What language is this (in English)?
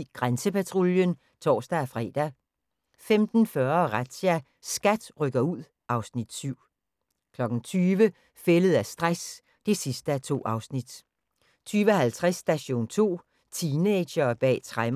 Danish